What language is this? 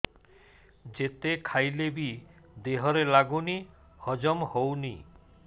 Odia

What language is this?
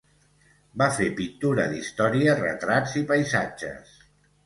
Catalan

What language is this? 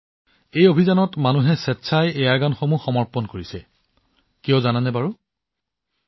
Assamese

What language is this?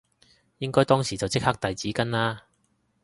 Cantonese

